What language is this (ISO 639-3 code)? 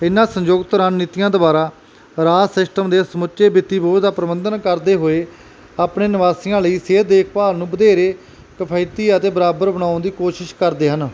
pan